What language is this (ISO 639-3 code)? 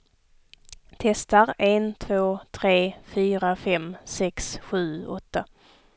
swe